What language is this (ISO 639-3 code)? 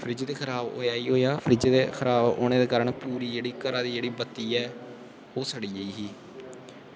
doi